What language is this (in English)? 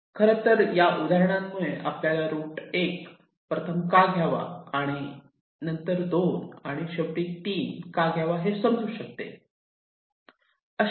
Marathi